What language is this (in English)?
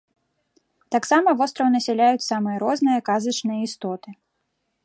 Belarusian